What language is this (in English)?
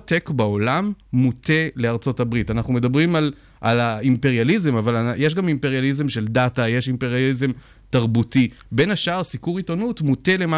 Hebrew